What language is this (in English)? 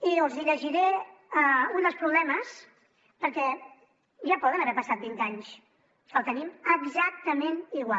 Catalan